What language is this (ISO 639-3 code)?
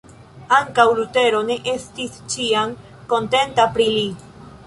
epo